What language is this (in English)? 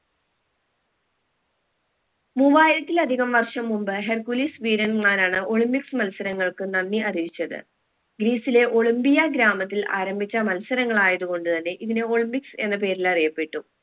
Malayalam